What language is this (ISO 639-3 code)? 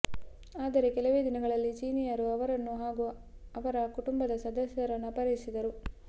kan